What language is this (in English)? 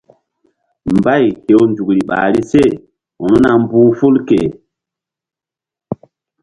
Mbum